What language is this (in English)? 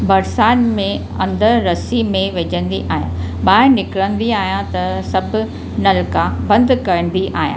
Sindhi